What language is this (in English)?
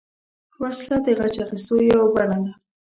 Pashto